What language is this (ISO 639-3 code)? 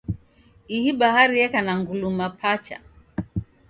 dav